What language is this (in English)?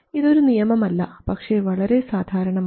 Malayalam